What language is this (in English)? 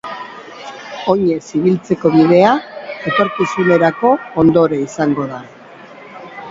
Basque